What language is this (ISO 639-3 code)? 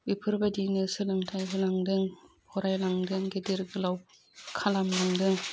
brx